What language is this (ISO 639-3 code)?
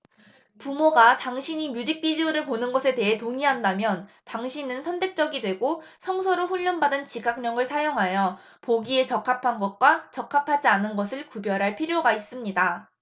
kor